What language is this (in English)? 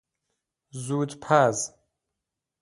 Persian